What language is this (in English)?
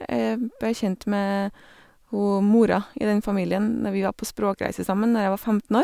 Norwegian